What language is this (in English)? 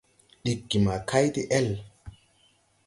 Tupuri